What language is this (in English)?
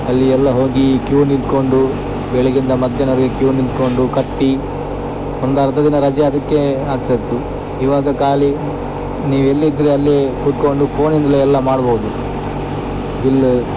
Kannada